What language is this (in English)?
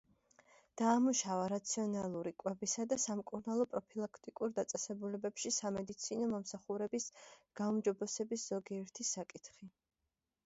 Georgian